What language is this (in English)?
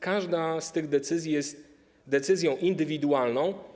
Polish